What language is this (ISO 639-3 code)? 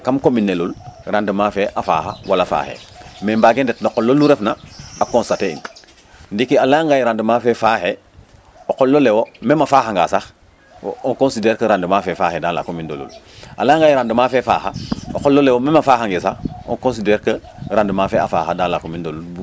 srr